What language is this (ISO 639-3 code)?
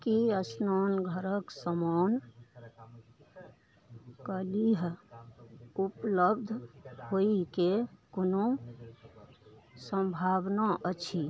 mai